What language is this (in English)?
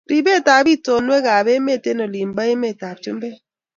Kalenjin